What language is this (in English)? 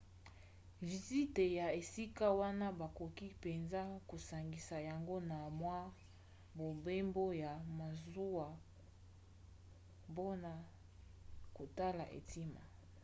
Lingala